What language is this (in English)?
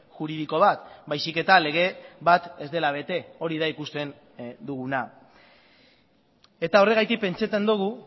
Basque